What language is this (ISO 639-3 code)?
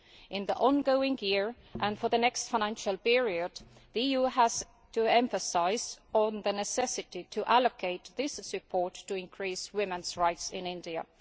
eng